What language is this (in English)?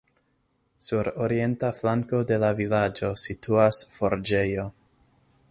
Esperanto